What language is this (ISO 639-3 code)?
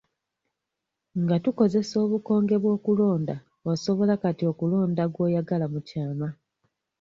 lug